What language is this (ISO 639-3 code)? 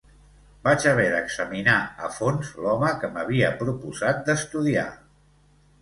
cat